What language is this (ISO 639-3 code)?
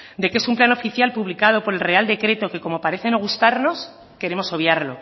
spa